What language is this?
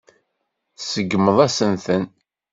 Kabyle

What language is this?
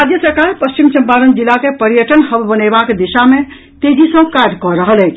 Maithili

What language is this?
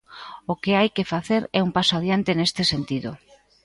Galician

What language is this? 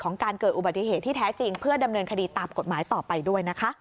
Thai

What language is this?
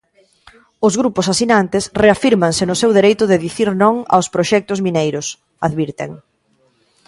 Galician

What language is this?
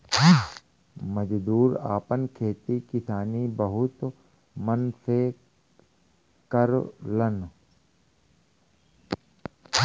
Bhojpuri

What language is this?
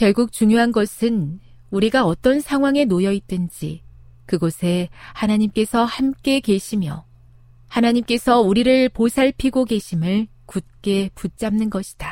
Korean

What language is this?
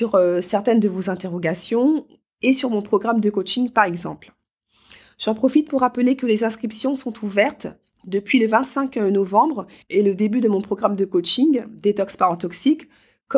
French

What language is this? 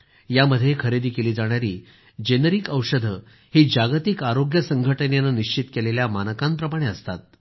Marathi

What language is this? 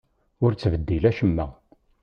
Kabyle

